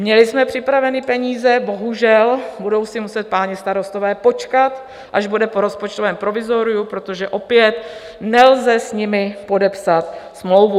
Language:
Czech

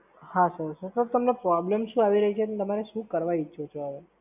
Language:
Gujarati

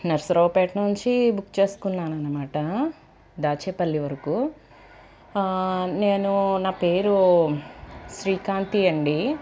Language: Telugu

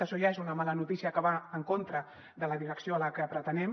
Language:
Catalan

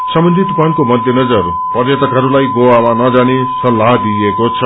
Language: Nepali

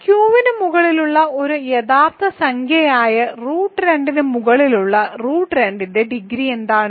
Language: Malayalam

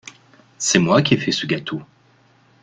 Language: French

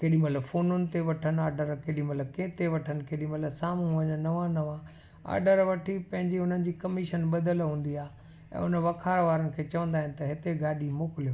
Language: Sindhi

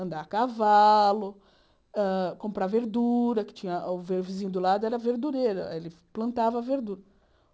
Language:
Portuguese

